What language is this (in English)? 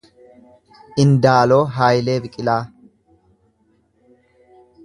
Oromo